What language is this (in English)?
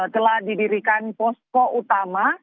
Indonesian